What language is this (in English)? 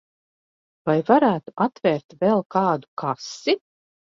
Latvian